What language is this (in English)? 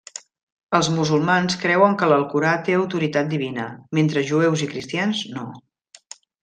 Catalan